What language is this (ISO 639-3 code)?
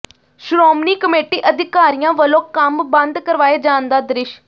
pan